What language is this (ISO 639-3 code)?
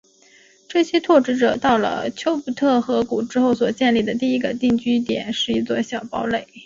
zho